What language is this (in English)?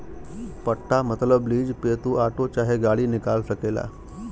Bhojpuri